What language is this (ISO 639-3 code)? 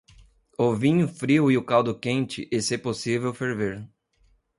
por